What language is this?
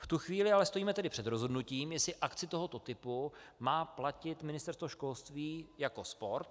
Czech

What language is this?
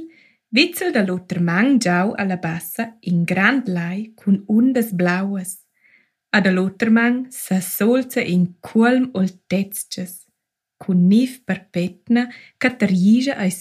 Malay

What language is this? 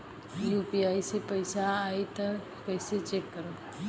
Bhojpuri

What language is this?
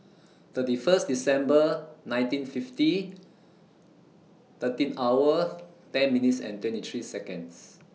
English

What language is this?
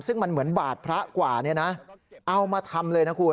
Thai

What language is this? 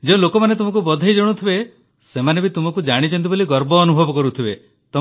Odia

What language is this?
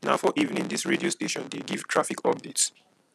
Nigerian Pidgin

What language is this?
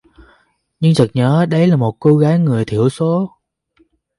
Vietnamese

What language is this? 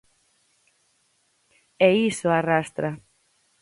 Galician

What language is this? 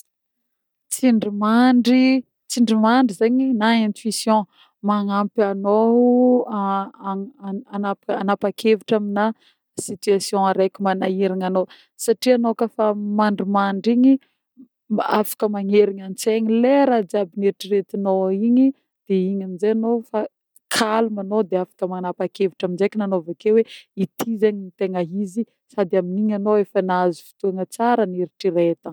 Northern Betsimisaraka Malagasy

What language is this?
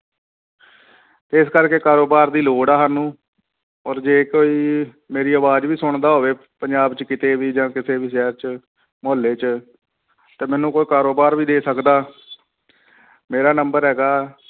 Punjabi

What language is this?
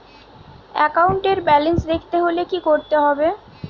Bangla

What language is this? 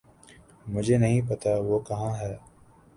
Urdu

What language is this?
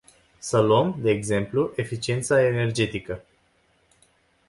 Romanian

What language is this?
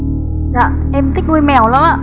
Vietnamese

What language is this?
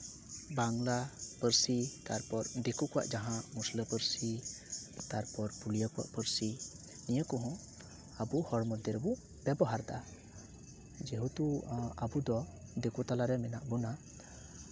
Santali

